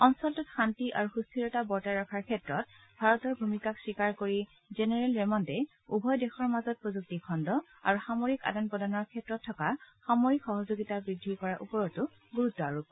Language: Assamese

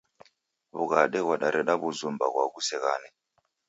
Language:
Taita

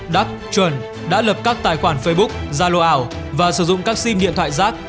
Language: Vietnamese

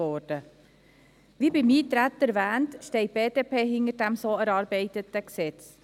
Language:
Swiss German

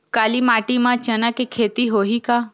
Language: Chhattisgarhi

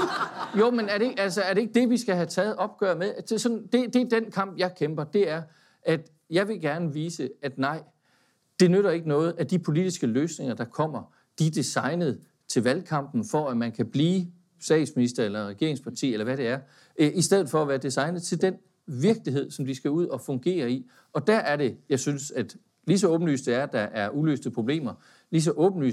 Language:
Danish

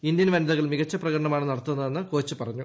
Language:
Malayalam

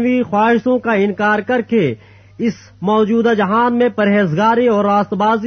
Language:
Urdu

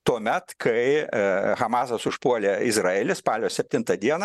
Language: Lithuanian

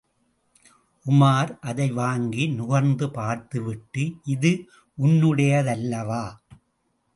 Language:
Tamil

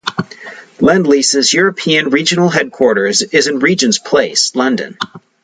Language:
English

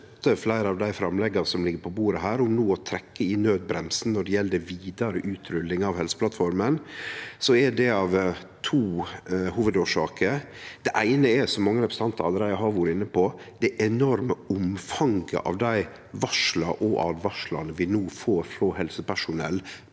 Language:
Norwegian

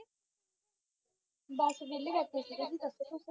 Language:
Punjabi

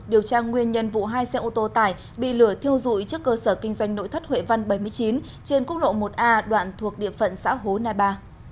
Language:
Vietnamese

